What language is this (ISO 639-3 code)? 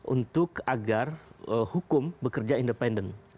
ind